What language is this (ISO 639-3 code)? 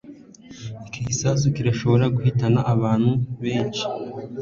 kin